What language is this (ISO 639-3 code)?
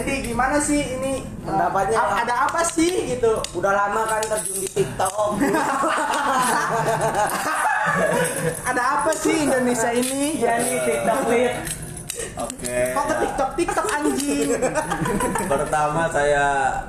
ind